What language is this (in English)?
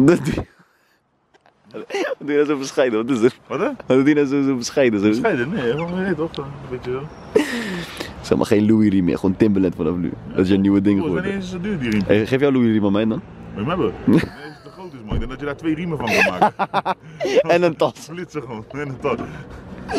Dutch